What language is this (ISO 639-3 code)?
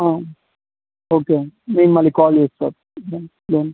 tel